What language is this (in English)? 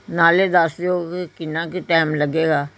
Punjabi